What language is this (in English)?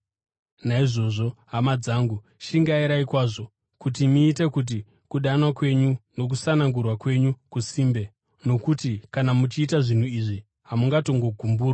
Shona